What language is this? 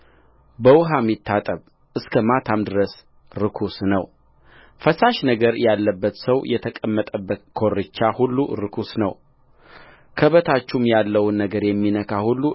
Amharic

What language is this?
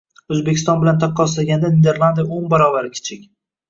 Uzbek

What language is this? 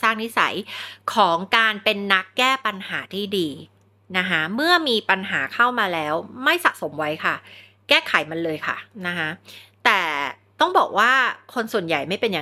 Thai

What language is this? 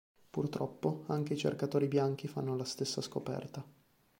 Italian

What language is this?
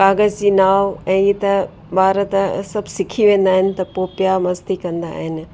Sindhi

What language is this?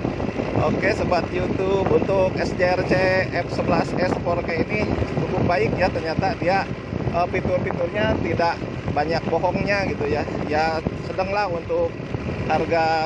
Indonesian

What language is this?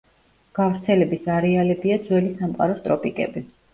Georgian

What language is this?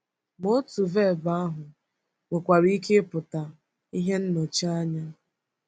Igbo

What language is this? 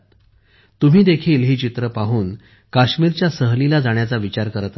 Marathi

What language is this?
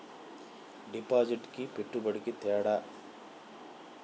Telugu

